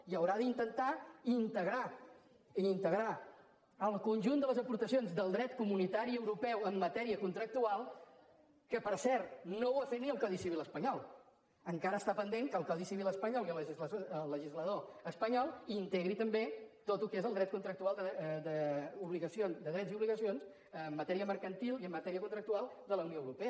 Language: Catalan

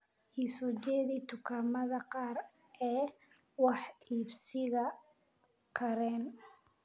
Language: Somali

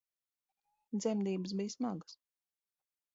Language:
Latvian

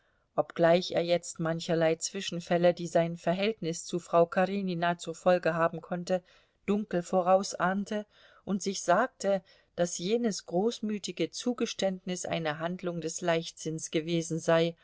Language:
German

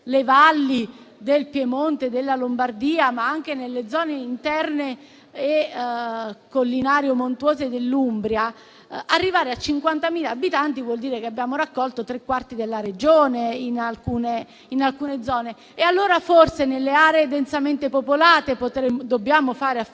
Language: Italian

